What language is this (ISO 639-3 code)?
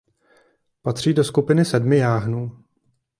ces